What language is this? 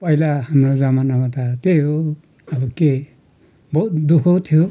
Nepali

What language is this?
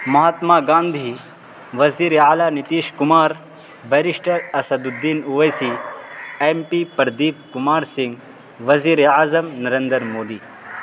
Urdu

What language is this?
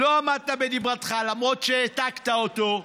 Hebrew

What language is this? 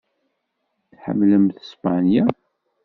Kabyle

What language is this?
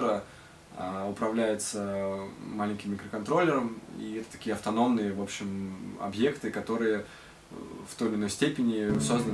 Russian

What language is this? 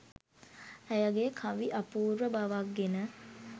Sinhala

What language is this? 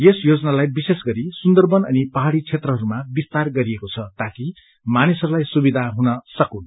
Nepali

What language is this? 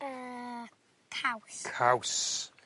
Welsh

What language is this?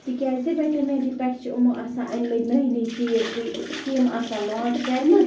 Kashmiri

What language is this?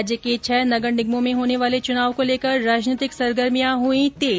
Hindi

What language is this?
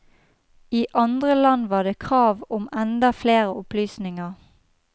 Norwegian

